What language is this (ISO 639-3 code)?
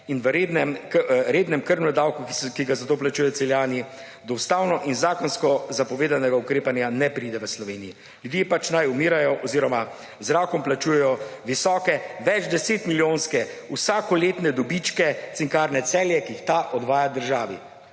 slv